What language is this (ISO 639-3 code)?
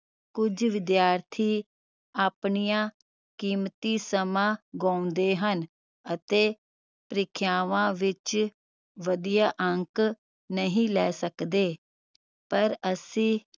pan